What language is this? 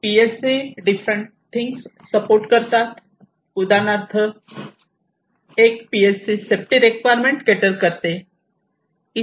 Marathi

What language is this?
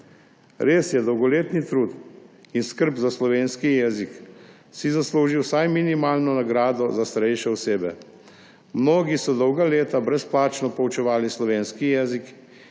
Slovenian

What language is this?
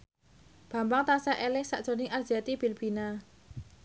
Javanese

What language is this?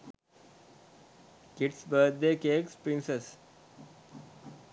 Sinhala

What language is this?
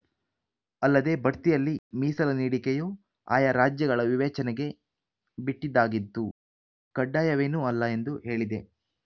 Kannada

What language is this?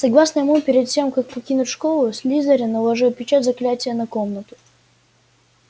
Russian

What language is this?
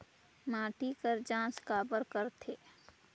Chhattisgarhi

